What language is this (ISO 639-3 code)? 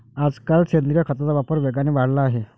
mar